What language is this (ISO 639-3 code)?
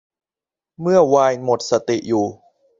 tha